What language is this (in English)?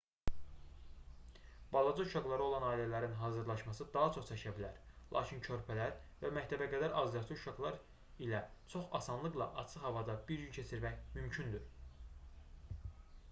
Azerbaijani